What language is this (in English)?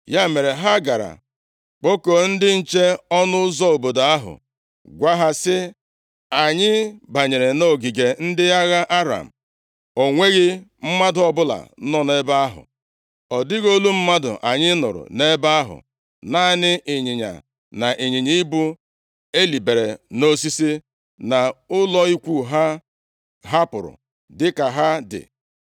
Igbo